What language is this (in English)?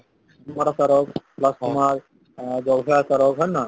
Assamese